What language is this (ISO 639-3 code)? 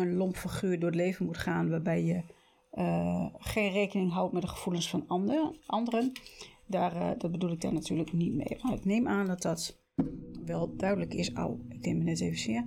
nld